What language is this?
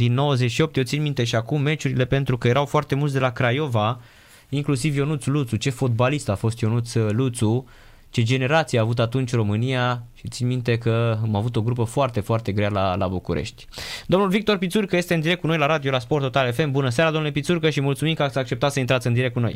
Romanian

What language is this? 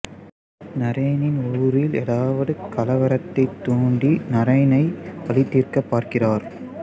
Tamil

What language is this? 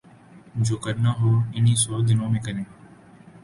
Urdu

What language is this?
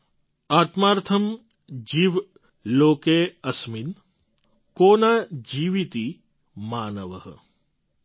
Gujarati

